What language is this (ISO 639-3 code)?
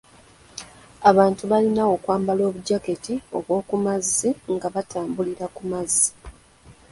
lug